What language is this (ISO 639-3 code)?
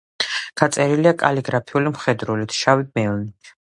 kat